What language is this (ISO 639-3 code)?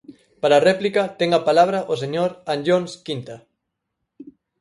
glg